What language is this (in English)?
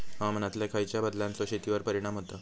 Marathi